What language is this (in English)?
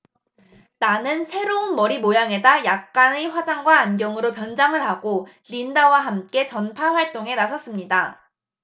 Korean